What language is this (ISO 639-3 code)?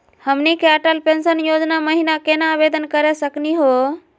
mag